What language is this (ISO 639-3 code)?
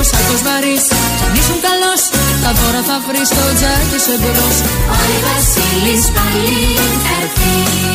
ell